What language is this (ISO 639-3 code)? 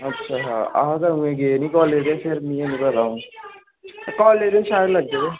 doi